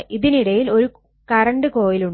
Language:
Malayalam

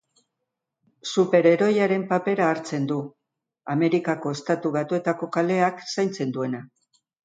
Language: Basque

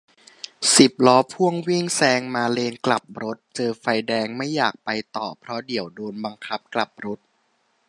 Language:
Thai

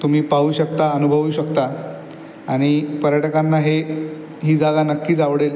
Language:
Marathi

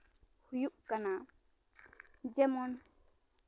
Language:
Santali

